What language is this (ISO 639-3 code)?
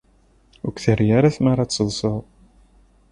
kab